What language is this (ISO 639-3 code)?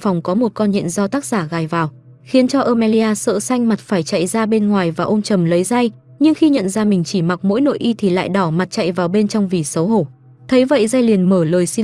vie